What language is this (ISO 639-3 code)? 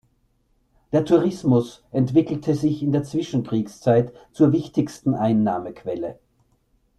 deu